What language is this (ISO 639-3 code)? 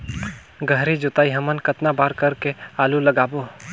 hne